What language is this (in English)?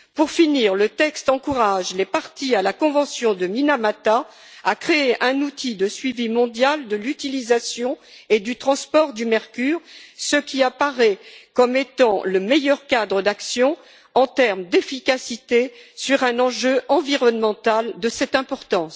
French